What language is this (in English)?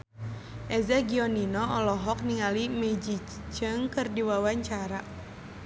Sundanese